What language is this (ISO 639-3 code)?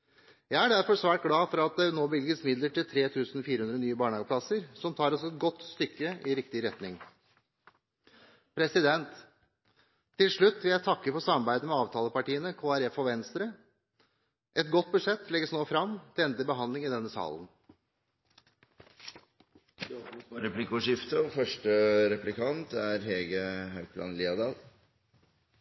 nob